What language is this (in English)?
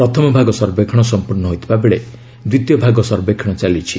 Odia